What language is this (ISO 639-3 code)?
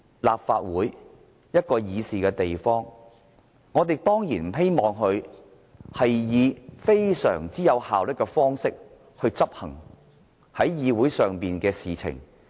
yue